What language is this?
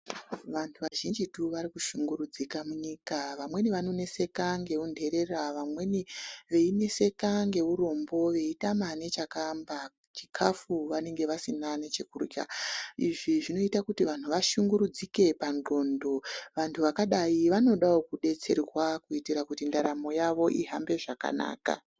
Ndau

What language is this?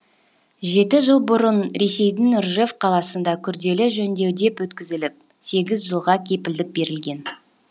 Kazakh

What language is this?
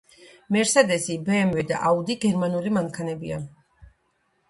Georgian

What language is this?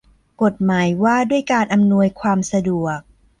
Thai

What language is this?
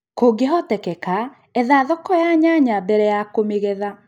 Kikuyu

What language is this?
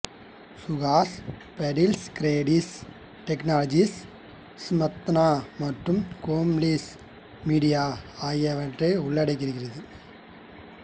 Tamil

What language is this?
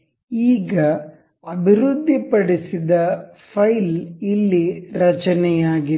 Kannada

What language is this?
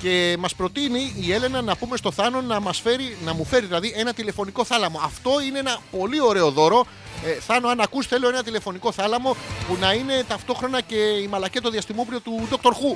Greek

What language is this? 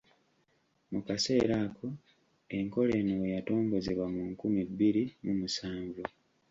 Ganda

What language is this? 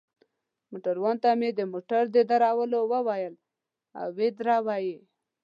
Pashto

